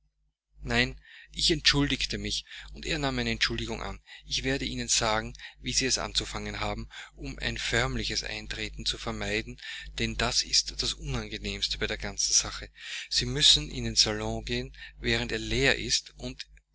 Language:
German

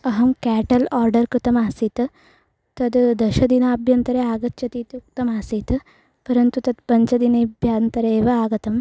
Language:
Sanskrit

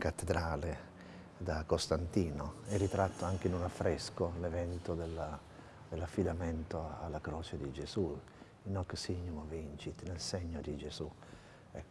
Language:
Italian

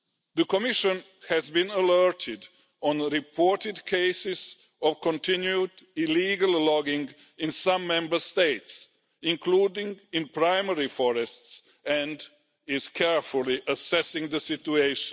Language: English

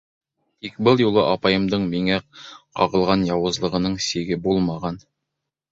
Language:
Bashkir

